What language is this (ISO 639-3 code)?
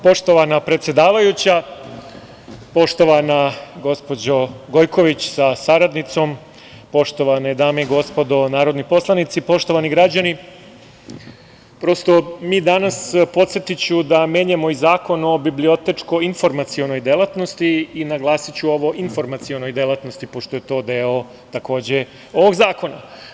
srp